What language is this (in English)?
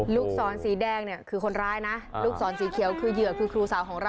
Thai